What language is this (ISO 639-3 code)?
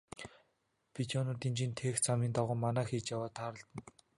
mon